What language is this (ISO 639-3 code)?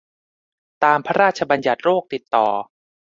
tha